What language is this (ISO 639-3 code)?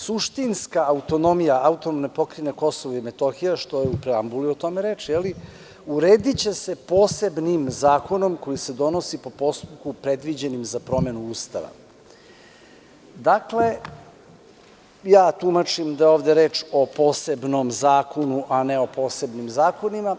srp